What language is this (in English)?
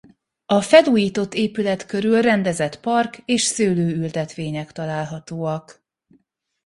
Hungarian